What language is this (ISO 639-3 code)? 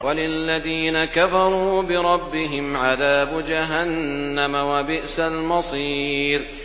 ara